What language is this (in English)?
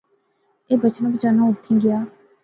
Pahari-Potwari